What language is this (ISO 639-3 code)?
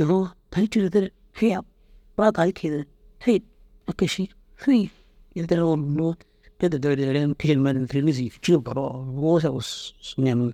dzg